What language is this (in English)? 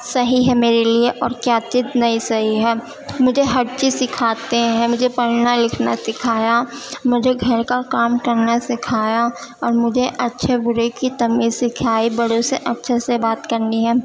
Urdu